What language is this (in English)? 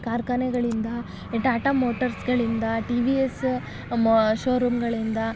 Kannada